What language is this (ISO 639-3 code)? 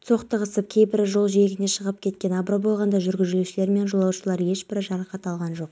kaz